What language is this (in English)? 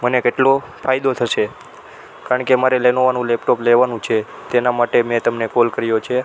Gujarati